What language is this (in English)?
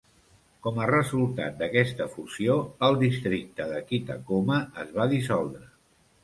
Catalan